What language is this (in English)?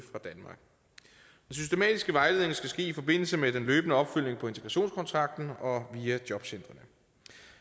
Danish